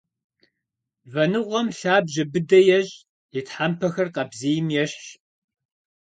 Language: Kabardian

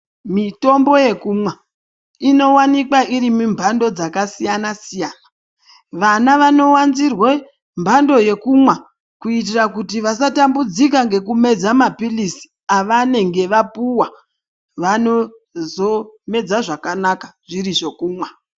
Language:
Ndau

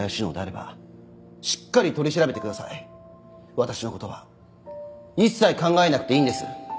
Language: Japanese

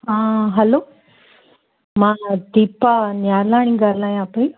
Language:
Sindhi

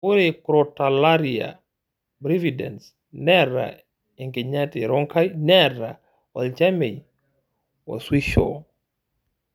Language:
Masai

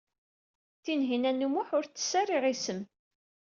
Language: Kabyle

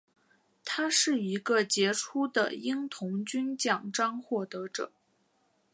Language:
Chinese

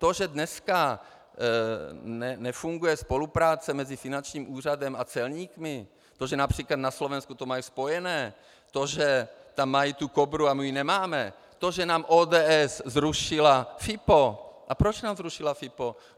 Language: Czech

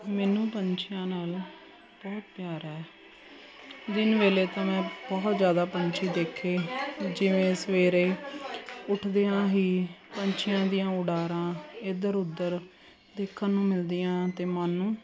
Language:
Punjabi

